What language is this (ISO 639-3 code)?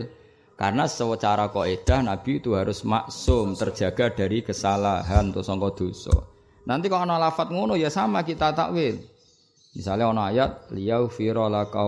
ind